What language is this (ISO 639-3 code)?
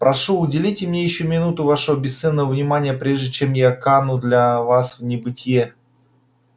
rus